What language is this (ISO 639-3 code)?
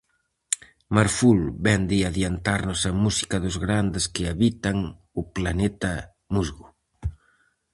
glg